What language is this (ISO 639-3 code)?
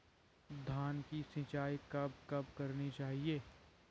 hin